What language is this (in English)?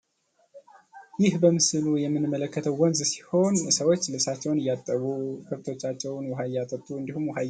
Amharic